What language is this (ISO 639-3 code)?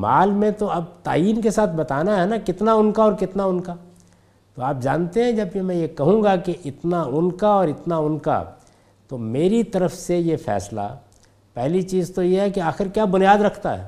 urd